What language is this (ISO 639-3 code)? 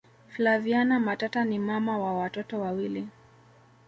swa